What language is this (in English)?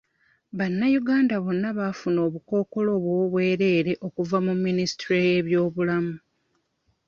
Ganda